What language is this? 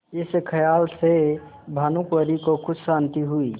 Hindi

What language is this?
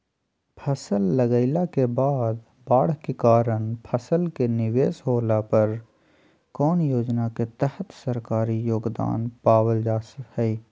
Magahi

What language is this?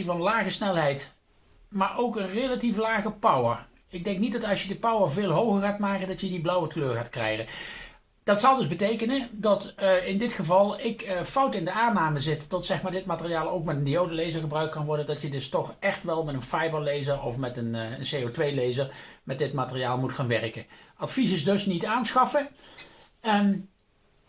Dutch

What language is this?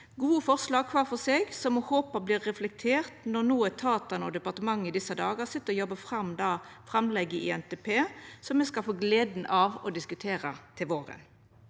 Norwegian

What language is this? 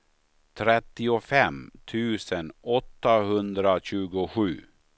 Swedish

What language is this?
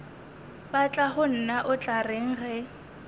Northern Sotho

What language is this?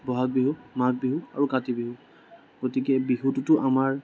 Assamese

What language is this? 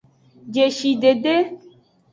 Aja (Benin)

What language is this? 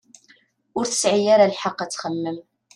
Kabyle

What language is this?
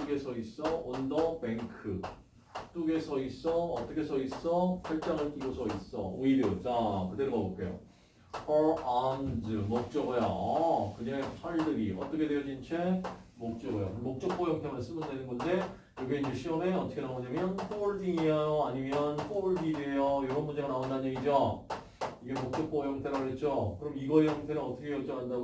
Korean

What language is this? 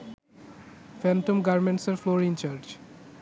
Bangla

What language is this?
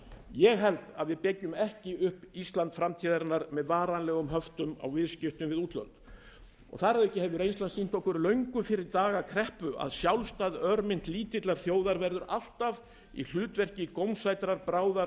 Icelandic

